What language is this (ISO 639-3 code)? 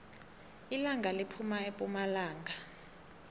nbl